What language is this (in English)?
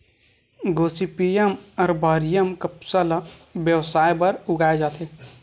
Chhattisgarhi